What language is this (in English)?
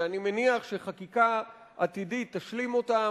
Hebrew